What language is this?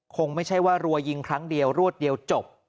Thai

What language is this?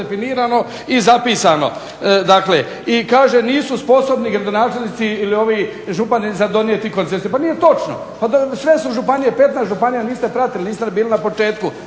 Croatian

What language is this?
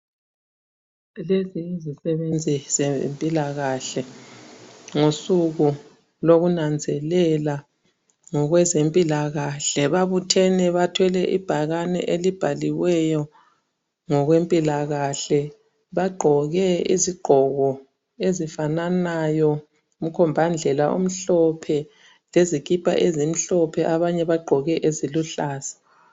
North Ndebele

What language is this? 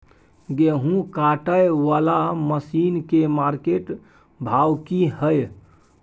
Maithili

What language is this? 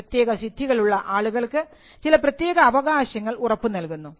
Malayalam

